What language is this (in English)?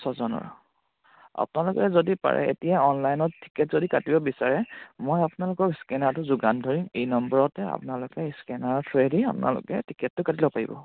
Assamese